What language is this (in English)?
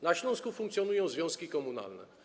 Polish